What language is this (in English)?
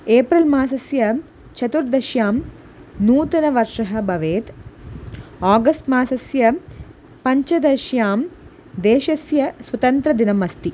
Sanskrit